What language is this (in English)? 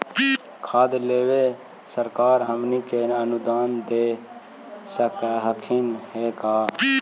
Magahi